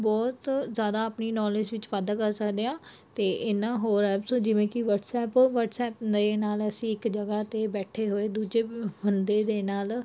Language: Punjabi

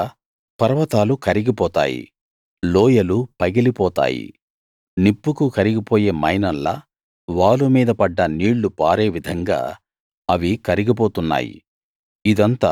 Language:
Telugu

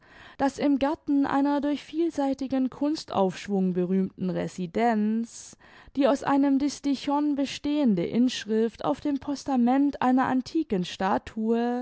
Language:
German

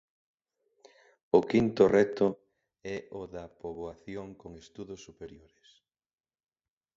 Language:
Galician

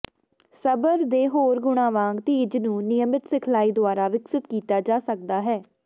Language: Punjabi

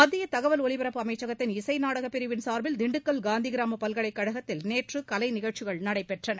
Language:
Tamil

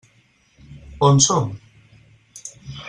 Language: Catalan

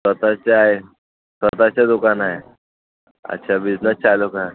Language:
Marathi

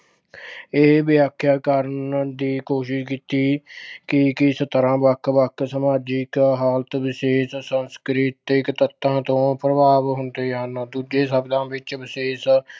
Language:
Punjabi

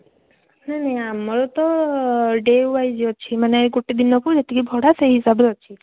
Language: Odia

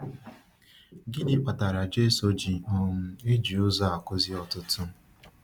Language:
Igbo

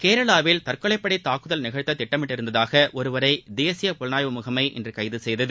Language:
Tamil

